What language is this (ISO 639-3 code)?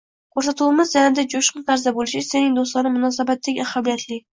uzb